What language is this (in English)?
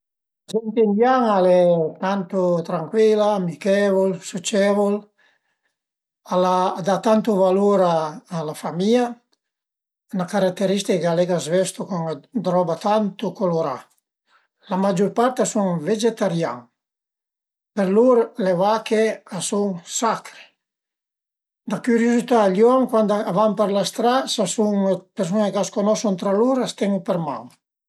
Piedmontese